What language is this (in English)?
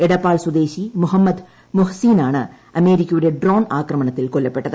Malayalam